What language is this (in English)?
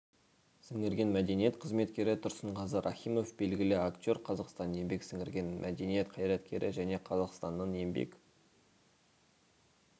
Kazakh